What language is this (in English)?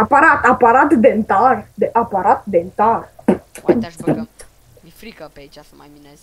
Romanian